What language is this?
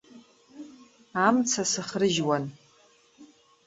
Abkhazian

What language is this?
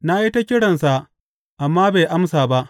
Hausa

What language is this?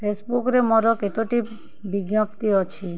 Odia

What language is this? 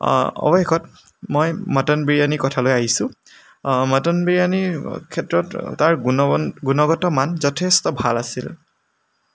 Assamese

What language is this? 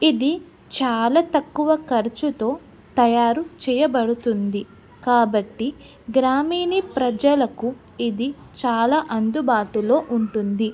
Telugu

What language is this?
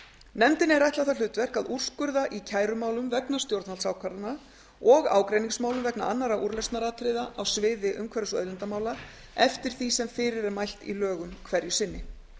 Icelandic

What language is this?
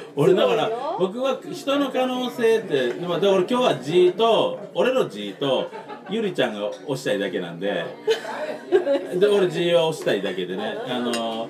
Japanese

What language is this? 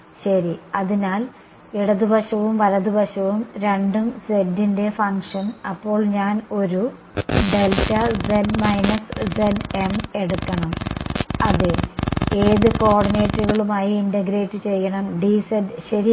Malayalam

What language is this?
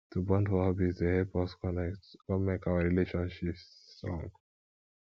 Nigerian Pidgin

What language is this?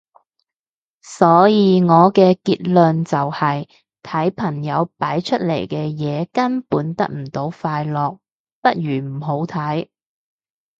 Cantonese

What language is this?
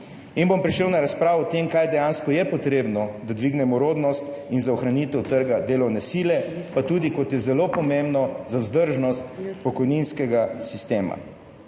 Slovenian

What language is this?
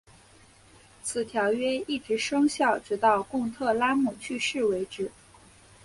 Chinese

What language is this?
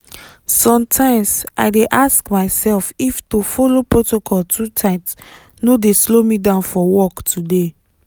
Nigerian Pidgin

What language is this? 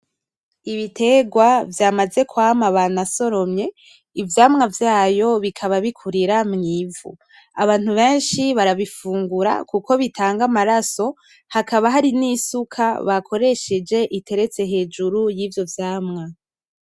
Rundi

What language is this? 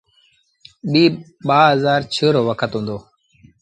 Sindhi Bhil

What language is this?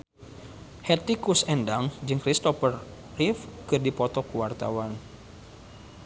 Sundanese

